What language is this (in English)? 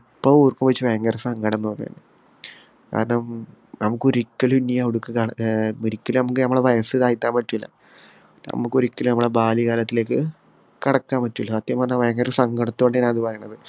Malayalam